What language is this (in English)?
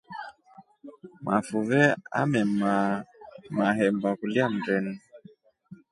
Rombo